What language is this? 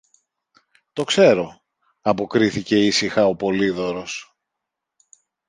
Greek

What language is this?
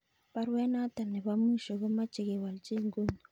Kalenjin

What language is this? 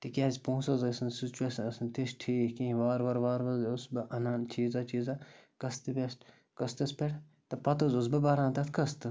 Kashmiri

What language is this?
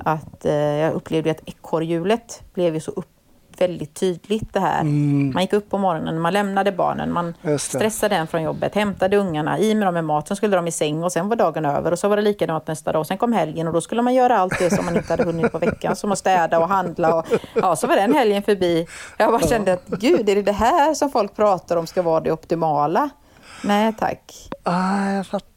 Swedish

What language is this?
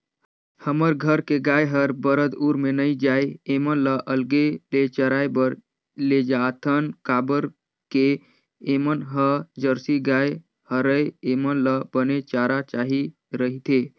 Chhattisgarhi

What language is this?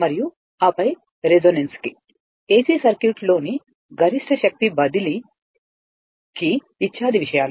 Telugu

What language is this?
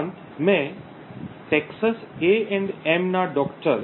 Gujarati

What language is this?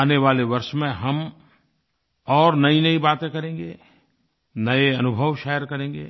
Hindi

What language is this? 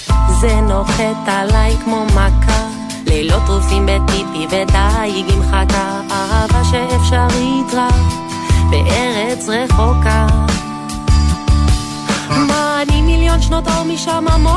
Hebrew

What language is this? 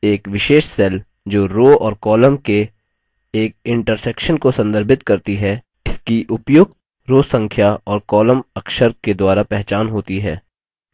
Hindi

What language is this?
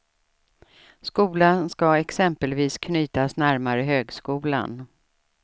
Swedish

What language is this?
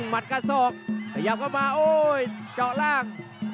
Thai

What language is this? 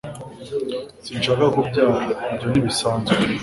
Kinyarwanda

